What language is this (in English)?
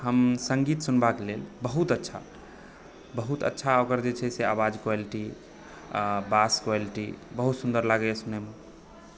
Maithili